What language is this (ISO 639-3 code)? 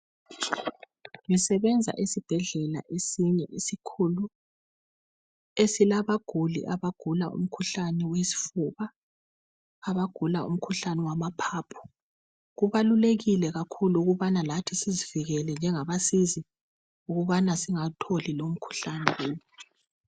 nde